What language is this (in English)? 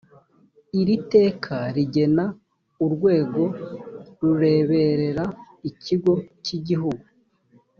Kinyarwanda